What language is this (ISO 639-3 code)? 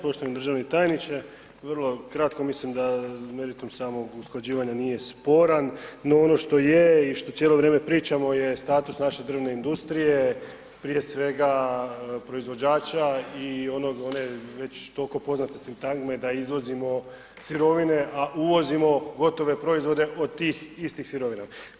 hrv